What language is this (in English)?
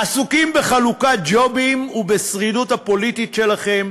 Hebrew